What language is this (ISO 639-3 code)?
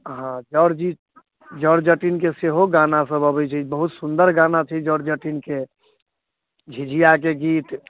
mai